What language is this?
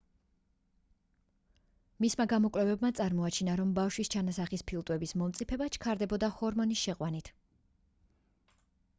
Georgian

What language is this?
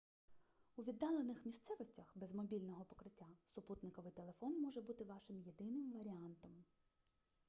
Ukrainian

